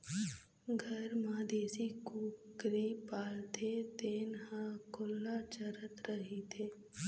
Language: Chhattisgarhi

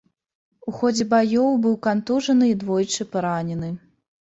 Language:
Belarusian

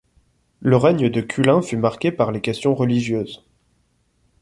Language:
French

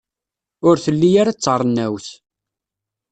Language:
Kabyle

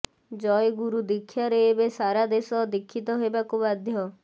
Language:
Odia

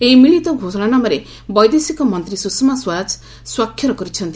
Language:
Odia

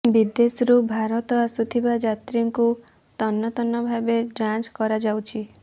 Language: Odia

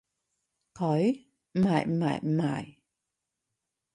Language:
Cantonese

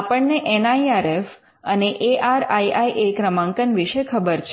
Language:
Gujarati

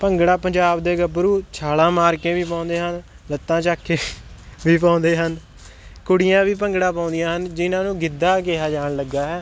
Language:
Punjabi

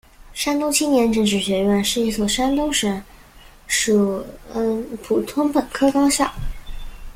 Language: Chinese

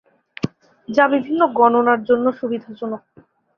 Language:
Bangla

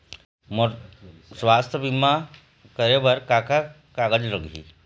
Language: Chhattisgarhi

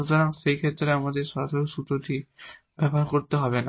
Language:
Bangla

